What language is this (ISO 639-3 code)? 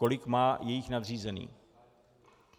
ces